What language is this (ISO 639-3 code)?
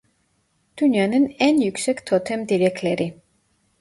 tur